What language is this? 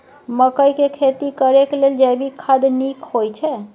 Maithili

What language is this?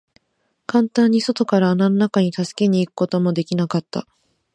Japanese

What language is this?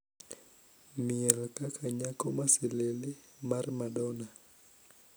Luo (Kenya and Tanzania)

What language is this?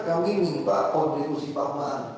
Indonesian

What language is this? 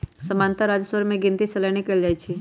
Magahi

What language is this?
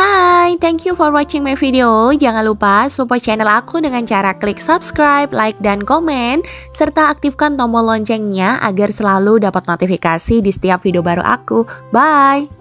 Indonesian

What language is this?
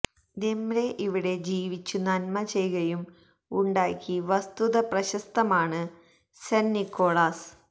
Malayalam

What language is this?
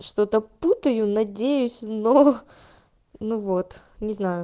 Russian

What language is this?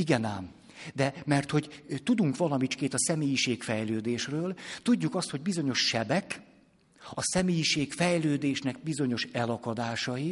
Hungarian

